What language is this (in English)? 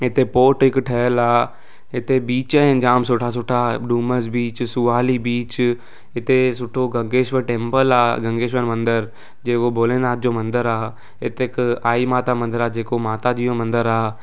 Sindhi